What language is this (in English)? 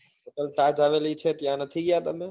Gujarati